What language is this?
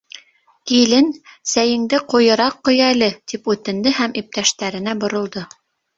Bashkir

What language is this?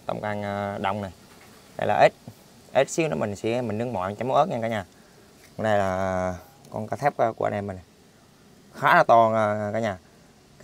Vietnamese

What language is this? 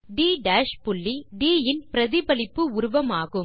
Tamil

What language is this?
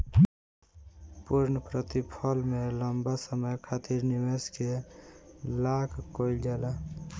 Bhojpuri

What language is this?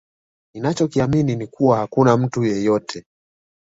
Swahili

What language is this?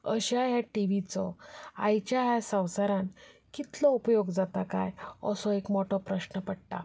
Konkani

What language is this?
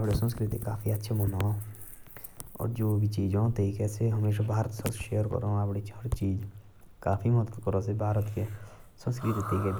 Jaunsari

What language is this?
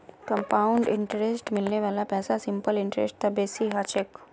Magahi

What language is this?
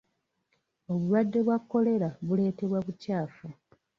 Ganda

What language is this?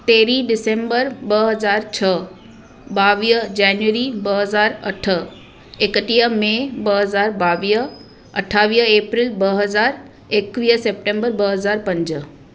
Sindhi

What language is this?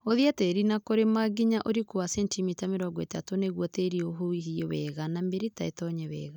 Kikuyu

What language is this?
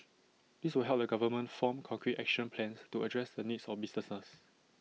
English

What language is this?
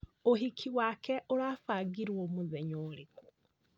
Kikuyu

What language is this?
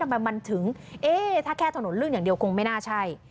Thai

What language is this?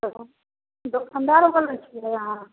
Maithili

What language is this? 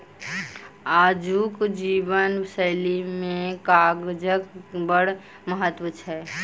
Maithili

